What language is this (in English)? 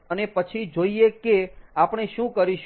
Gujarati